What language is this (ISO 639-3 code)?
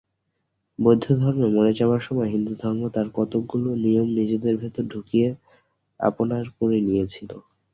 ben